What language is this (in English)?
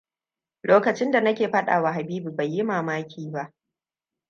Hausa